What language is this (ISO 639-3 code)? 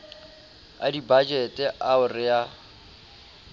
sot